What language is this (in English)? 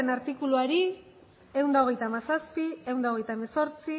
Basque